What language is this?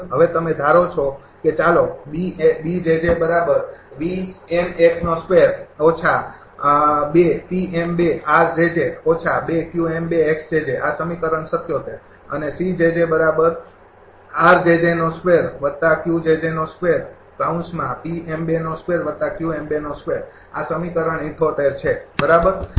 Gujarati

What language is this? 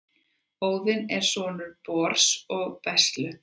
Icelandic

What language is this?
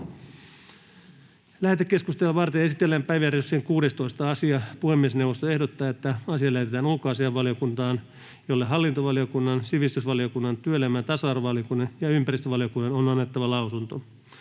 Finnish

